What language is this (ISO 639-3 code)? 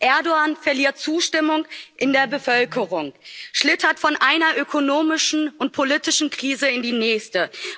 deu